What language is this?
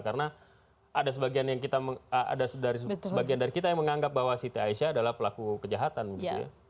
Indonesian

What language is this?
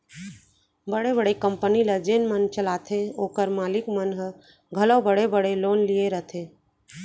Chhattisgarhi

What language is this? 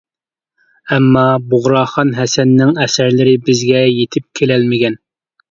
Uyghur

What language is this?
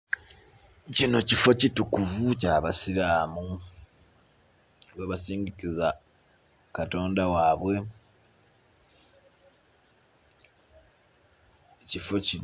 Soga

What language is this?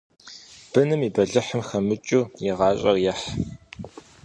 Kabardian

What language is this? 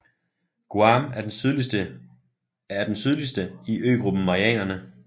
Danish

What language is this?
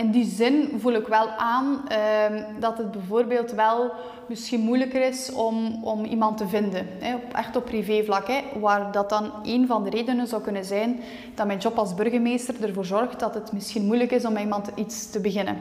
Dutch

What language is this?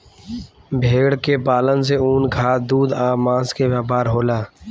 Bhojpuri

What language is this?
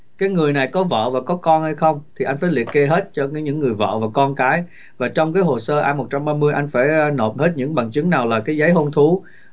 Vietnamese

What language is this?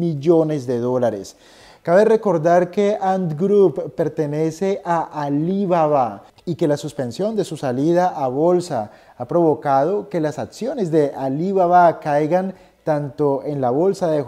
Spanish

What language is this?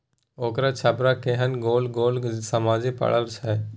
Maithili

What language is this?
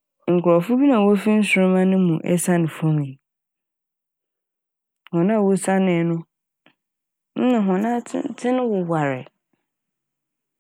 Akan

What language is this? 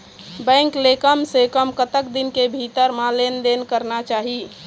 Chhattisgarhi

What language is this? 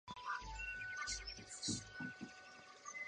Chinese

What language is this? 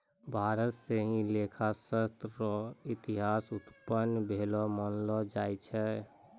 Maithili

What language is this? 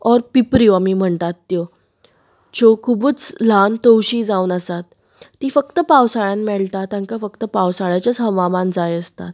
Konkani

